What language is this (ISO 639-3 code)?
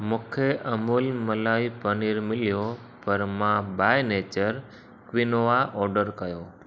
snd